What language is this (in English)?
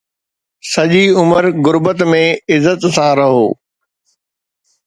Sindhi